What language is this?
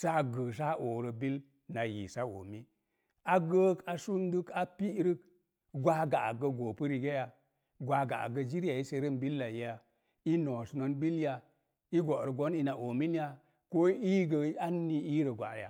Mom Jango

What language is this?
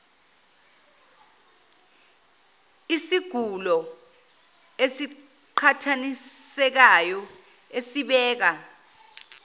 Zulu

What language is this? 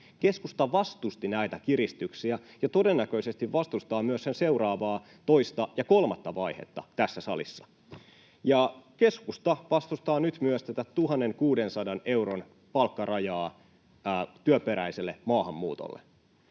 Finnish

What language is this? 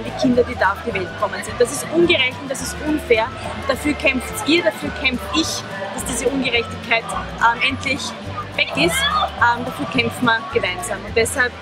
German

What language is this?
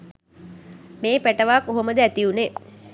Sinhala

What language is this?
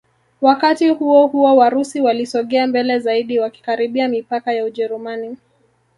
Swahili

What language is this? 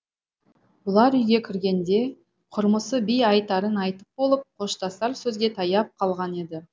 Kazakh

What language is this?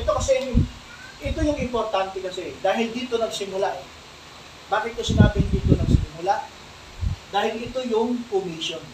Filipino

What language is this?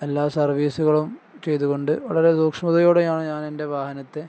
Malayalam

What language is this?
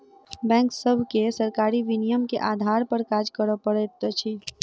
Maithili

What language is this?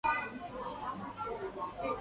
Chinese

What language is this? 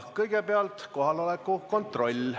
Estonian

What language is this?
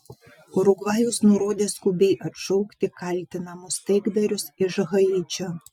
Lithuanian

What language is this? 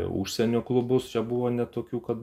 Lithuanian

